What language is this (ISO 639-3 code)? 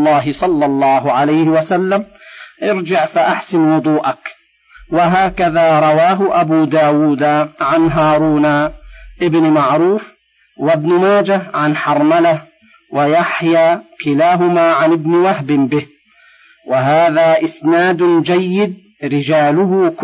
ara